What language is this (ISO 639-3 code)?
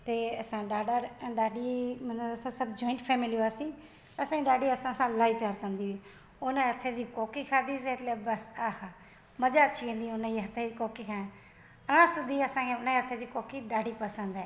snd